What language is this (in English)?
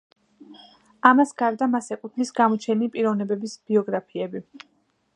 Georgian